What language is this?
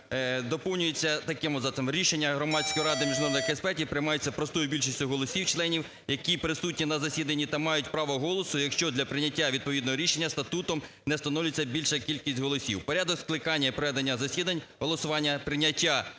Ukrainian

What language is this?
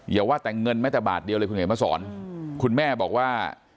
Thai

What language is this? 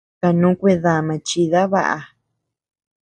Tepeuxila Cuicatec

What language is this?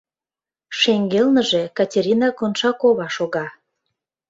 Mari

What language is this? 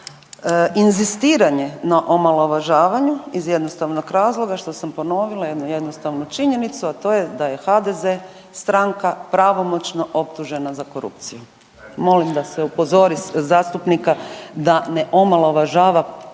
Croatian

